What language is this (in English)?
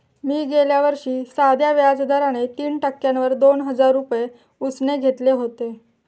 Marathi